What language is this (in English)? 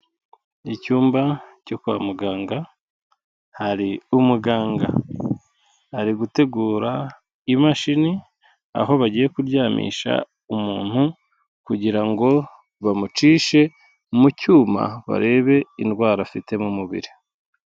Kinyarwanda